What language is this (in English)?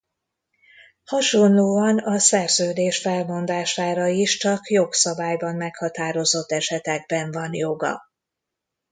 Hungarian